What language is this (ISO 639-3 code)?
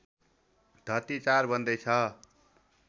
nep